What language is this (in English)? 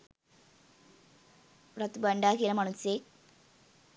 Sinhala